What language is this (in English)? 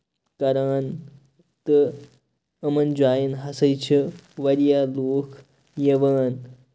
Kashmiri